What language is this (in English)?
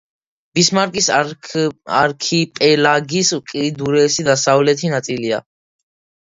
Georgian